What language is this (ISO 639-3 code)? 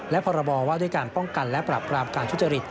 tha